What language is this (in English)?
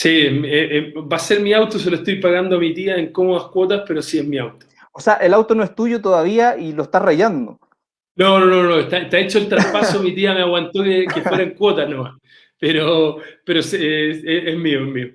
Spanish